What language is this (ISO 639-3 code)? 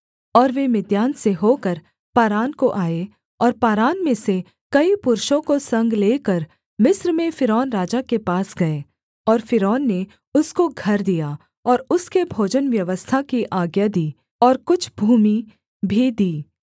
hin